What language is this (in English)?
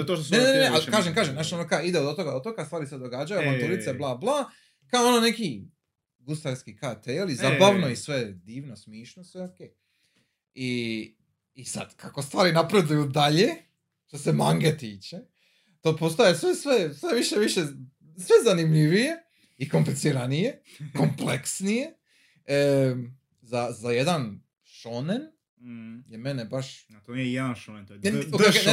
Croatian